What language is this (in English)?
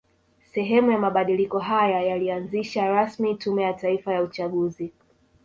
Swahili